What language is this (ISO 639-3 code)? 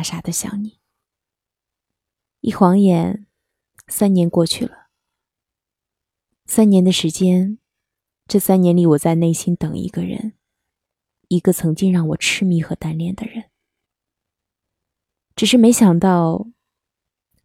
zho